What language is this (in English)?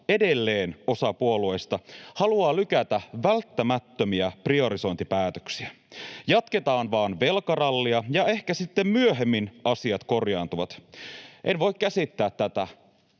Finnish